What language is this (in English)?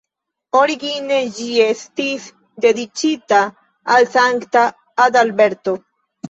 Esperanto